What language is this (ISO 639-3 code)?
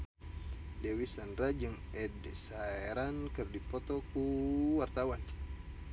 sun